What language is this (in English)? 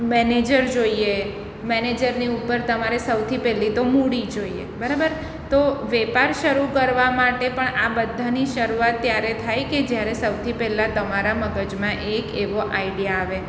Gujarati